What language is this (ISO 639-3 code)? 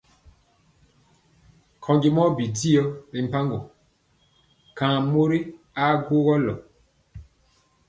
mcx